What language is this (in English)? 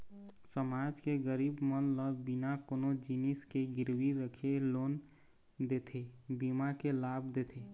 Chhattisgarhi